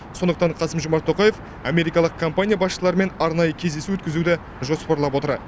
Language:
Kazakh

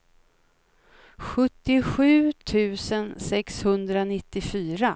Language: Swedish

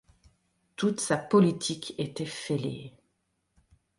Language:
French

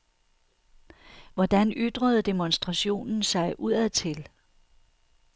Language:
Danish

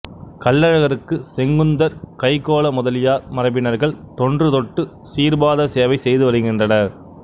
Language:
Tamil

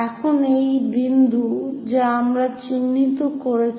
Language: Bangla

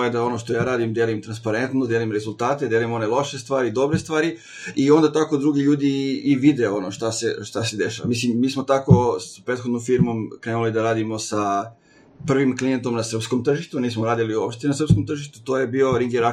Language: Croatian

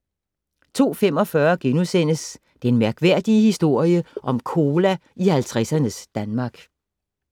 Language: Danish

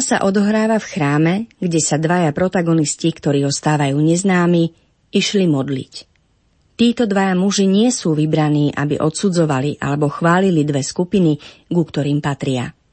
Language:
Slovak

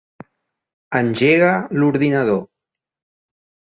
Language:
Catalan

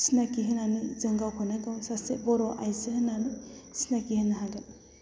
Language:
Bodo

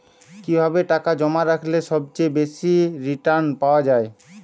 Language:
Bangla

